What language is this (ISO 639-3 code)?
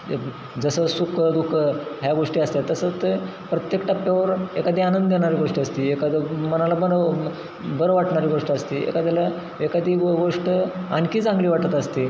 mar